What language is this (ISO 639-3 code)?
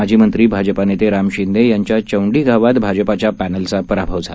mar